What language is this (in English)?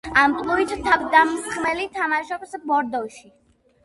Georgian